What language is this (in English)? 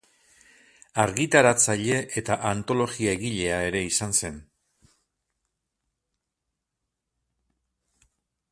Basque